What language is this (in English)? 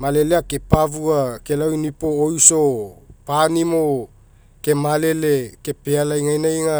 Mekeo